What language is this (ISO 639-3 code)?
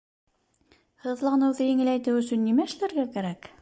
bak